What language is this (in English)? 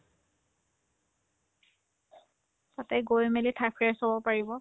Assamese